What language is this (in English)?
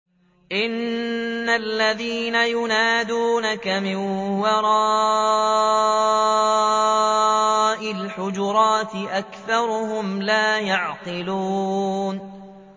Arabic